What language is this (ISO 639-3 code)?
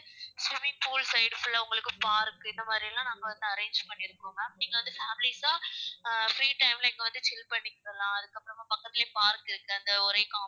tam